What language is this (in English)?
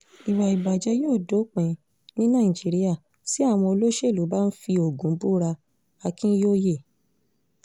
Yoruba